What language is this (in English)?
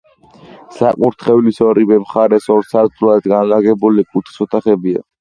Georgian